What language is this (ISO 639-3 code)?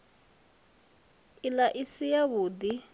ven